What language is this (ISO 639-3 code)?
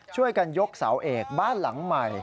tha